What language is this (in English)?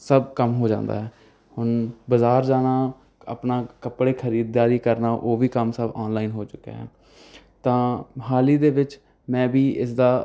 Punjabi